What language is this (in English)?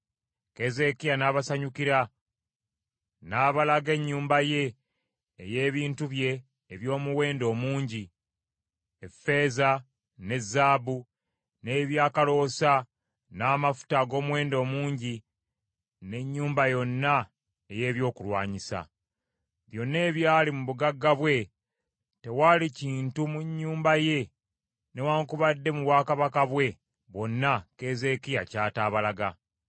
Ganda